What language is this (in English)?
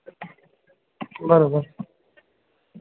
Sindhi